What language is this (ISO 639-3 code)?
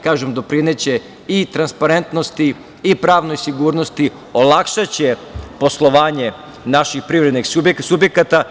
srp